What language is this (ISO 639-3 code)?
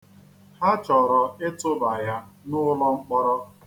ibo